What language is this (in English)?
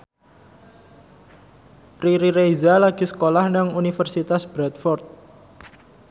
Javanese